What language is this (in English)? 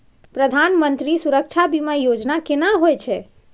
Maithili